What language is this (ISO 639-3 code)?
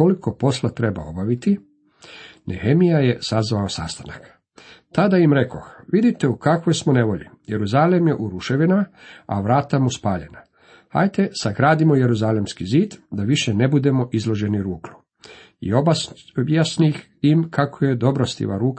hrv